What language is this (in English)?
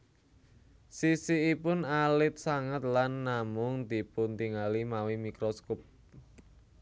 Javanese